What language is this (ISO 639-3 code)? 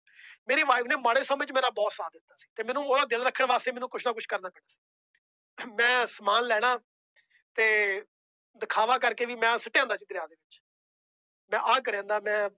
pan